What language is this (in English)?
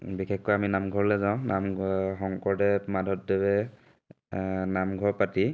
Assamese